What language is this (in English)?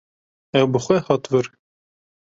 Kurdish